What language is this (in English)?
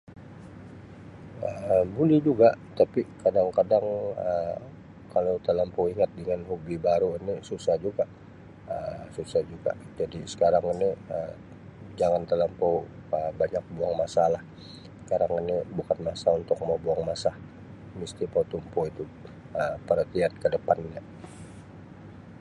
Sabah Malay